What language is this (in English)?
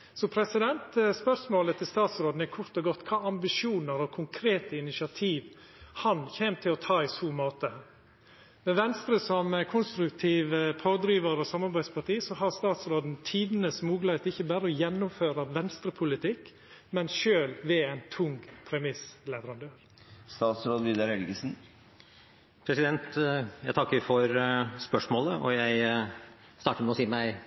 Norwegian